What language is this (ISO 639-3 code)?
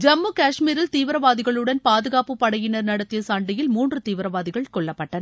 tam